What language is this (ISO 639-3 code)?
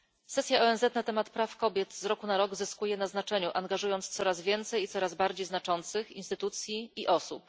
pol